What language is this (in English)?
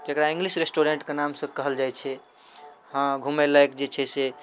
Maithili